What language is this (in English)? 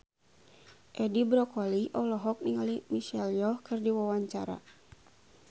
Sundanese